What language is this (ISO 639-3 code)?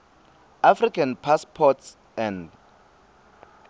ssw